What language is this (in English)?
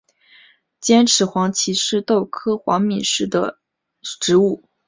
Chinese